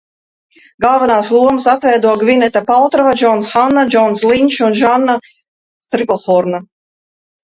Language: Latvian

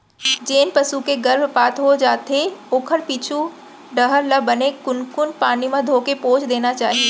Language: Chhattisgarhi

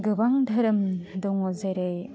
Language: Bodo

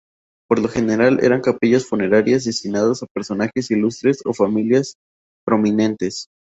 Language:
Spanish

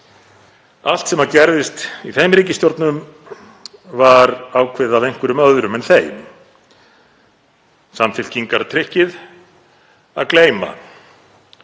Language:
Icelandic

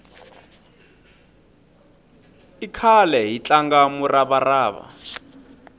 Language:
Tsonga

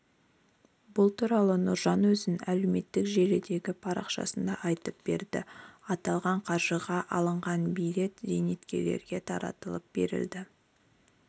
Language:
Kazakh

